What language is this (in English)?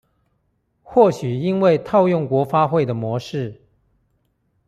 Chinese